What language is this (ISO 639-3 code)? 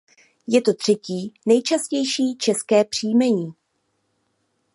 ces